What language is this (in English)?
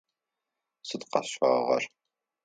Adyghe